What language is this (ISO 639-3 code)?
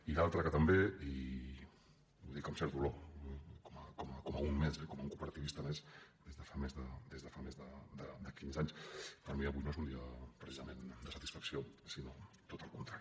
cat